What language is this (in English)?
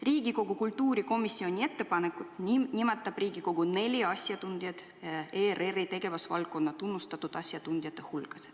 Estonian